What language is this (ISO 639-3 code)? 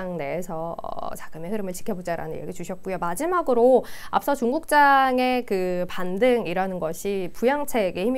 kor